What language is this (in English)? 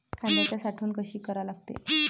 Marathi